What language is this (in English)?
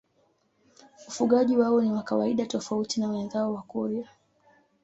Swahili